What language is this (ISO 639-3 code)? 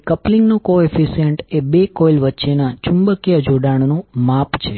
guj